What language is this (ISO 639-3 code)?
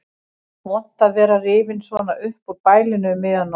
isl